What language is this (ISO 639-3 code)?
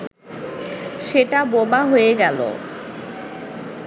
ben